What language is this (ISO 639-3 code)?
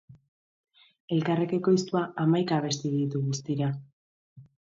eus